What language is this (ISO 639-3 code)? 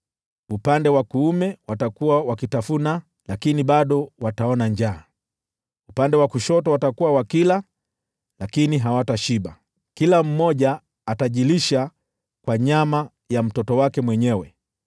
swa